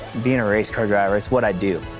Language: English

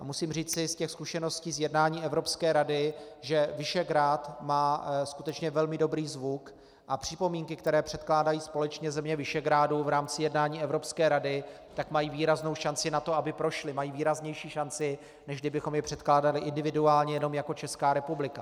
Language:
Czech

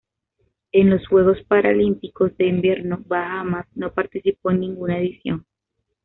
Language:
Spanish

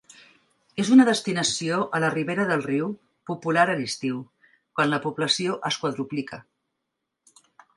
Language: Catalan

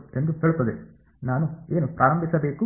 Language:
Kannada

